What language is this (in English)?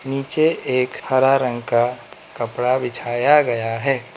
Hindi